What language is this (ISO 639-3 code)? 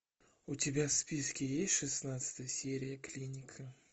rus